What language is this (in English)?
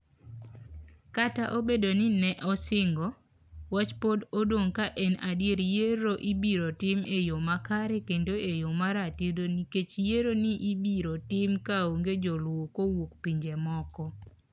Luo (Kenya and Tanzania)